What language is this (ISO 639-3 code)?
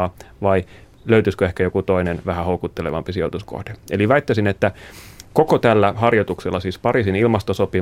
fin